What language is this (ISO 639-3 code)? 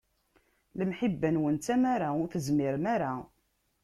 kab